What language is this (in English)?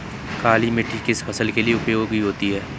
Hindi